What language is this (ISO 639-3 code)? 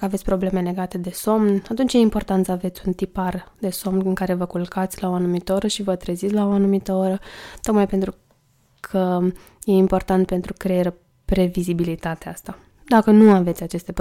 ron